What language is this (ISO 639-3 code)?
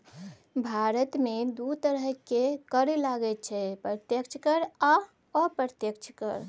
mai